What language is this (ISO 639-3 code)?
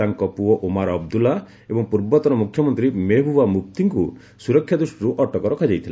ori